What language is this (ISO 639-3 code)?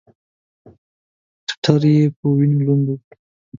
pus